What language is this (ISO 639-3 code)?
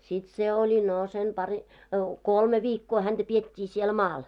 fin